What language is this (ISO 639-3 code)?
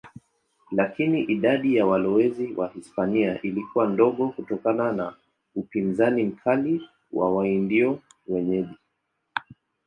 swa